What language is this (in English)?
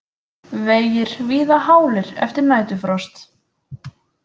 Icelandic